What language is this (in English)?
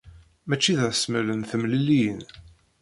Kabyle